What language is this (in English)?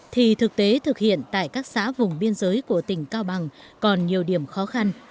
Vietnamese